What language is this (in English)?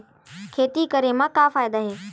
Chhattisgarhi